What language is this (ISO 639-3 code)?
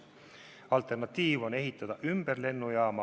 est